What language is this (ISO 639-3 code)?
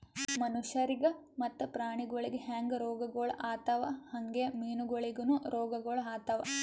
kan